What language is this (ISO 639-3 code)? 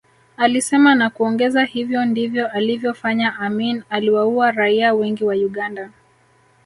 swa